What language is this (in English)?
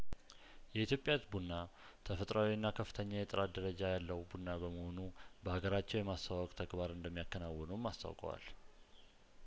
Amharic